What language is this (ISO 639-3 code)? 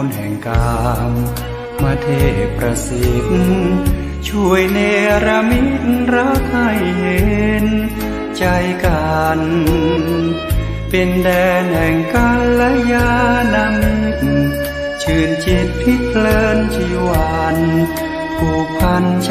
tha